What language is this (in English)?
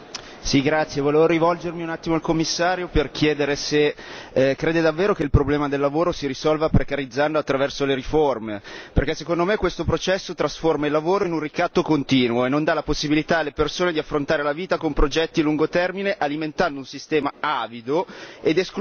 Italian